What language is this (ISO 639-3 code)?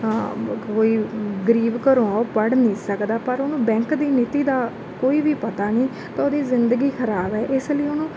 pan